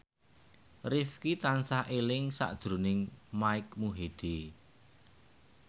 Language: Javanese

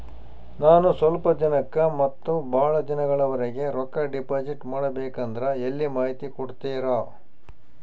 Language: Kannada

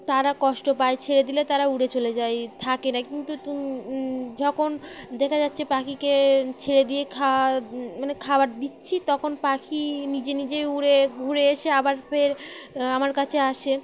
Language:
Bangla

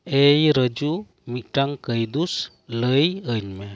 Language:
Santali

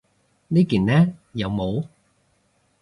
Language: Cantonese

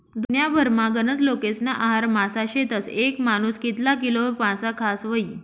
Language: Marathi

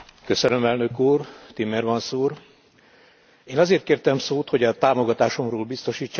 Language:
Hungarian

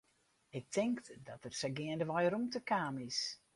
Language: Western Frisian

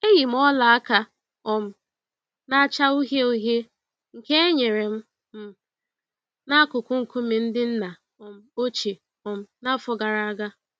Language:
Igbo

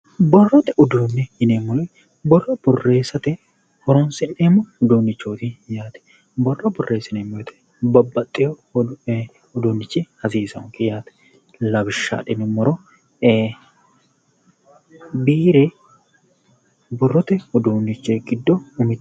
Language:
Sidamo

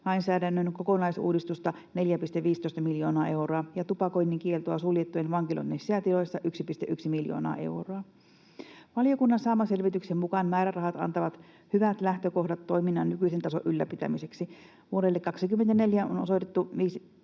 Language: Finnish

